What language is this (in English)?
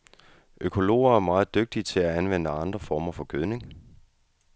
Danish